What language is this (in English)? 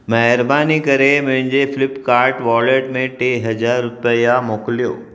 Sindhi